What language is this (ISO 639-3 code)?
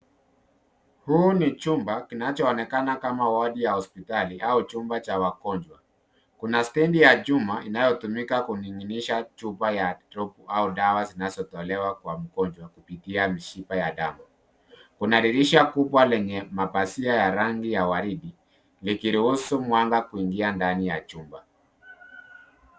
swa